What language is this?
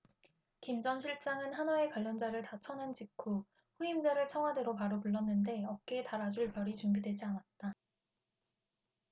Korean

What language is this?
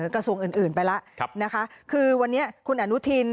Thai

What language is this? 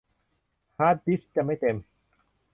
Thai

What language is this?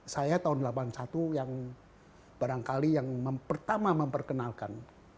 Indonesian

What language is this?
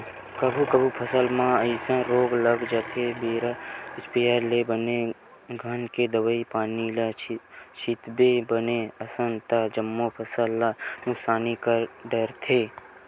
Chhattisgarhi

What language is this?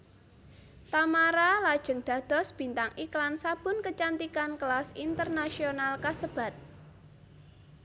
Javanese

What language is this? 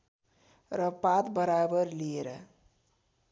Nepali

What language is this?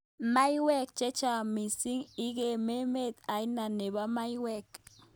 Kalenjin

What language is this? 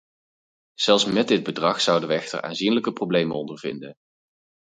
Dutch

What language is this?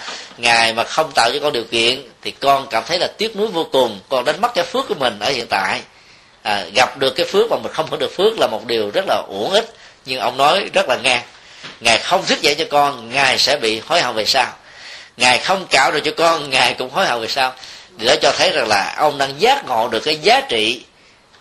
Vietnamese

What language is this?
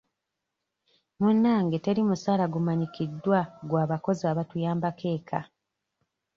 Ganda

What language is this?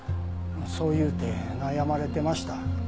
Japanese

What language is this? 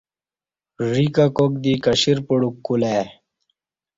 Kati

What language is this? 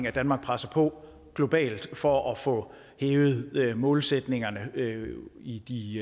Danish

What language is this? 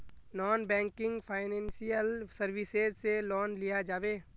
Magahi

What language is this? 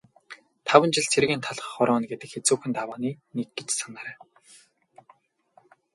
Mongolian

